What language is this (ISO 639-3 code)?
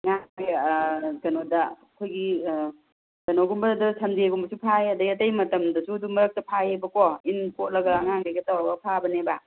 mni